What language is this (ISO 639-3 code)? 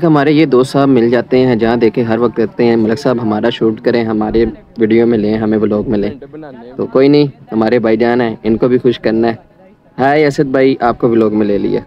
hin